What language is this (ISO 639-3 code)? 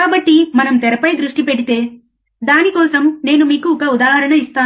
tel